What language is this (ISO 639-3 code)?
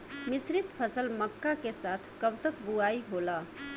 bho